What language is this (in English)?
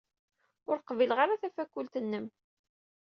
Kabyle